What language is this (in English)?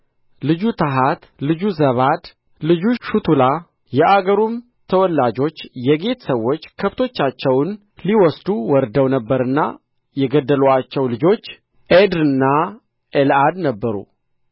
Amharic